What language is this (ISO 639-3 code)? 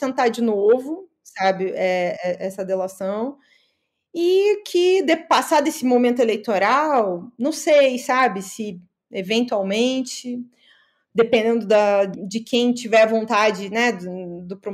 por